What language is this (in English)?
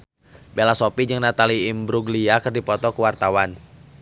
Sundanese